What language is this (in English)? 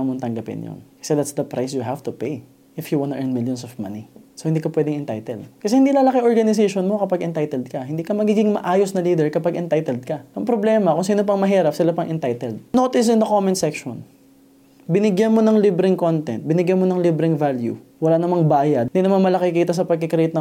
Filipino